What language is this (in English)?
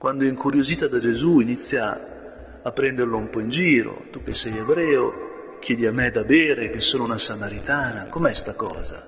Italian